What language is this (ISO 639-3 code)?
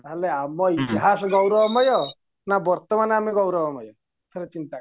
ori